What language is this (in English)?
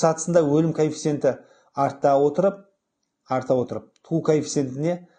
Turkish